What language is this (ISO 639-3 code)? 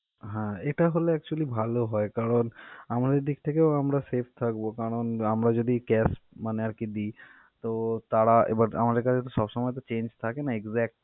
ben